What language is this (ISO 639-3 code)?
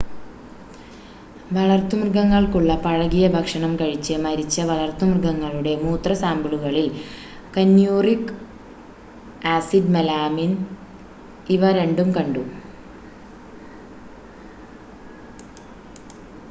mal